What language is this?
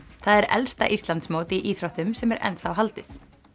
Icelandic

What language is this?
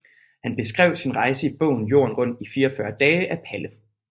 Danish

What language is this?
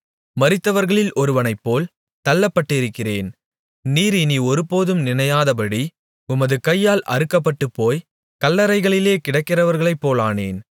Tamil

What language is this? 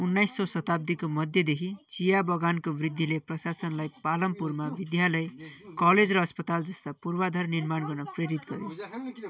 Nepali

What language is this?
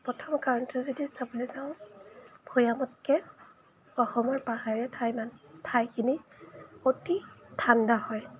Assamese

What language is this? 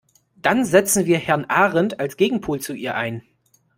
German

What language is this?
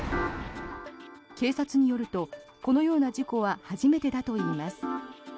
Japanese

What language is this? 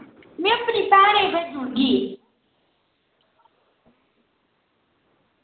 Dogri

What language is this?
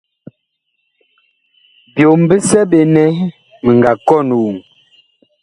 Bakoko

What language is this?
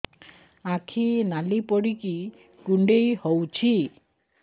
Odia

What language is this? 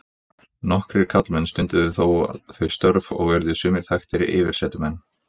Icelandic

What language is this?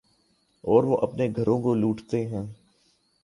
Urdu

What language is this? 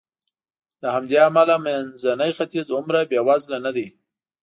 Pashto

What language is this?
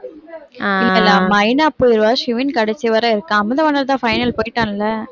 Tamil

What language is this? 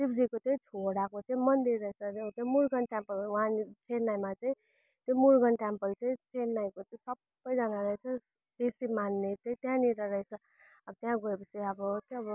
Nepali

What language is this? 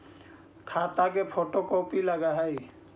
Magahi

